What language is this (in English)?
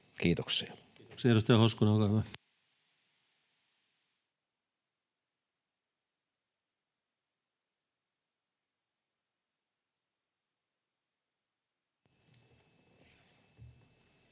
Finnish